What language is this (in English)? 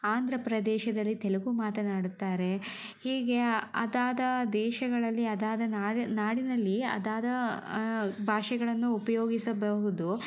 Kannada